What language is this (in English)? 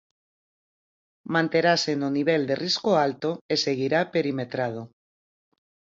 Galician